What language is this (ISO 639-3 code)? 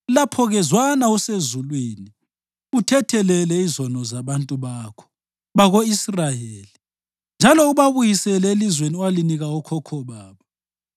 nde